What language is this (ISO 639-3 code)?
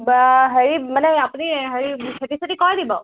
asm